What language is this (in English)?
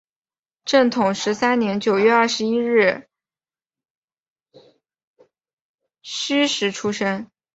Chinese